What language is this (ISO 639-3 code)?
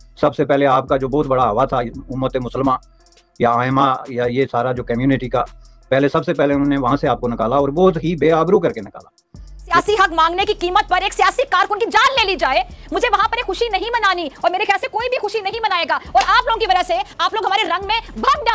hin